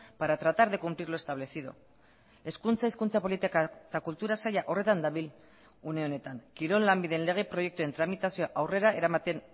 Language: Basque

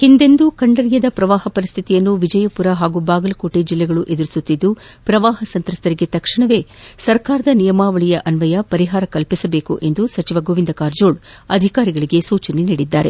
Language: Kannada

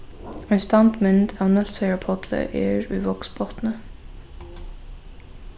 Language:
Faroese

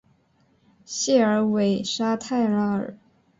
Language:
Chinese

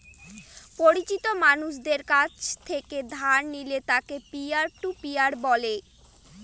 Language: Bangla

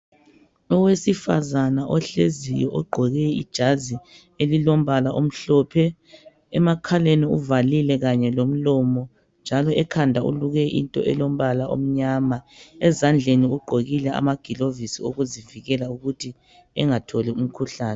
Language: North Ndebele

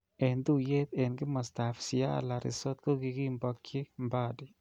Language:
Kalenjin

